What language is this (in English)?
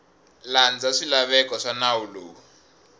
Tsonga